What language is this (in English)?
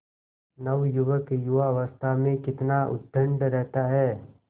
Hindi